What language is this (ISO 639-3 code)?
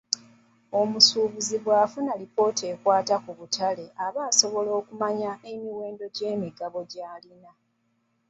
lug